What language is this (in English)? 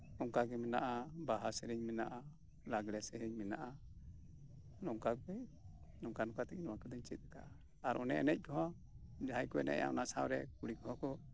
Santali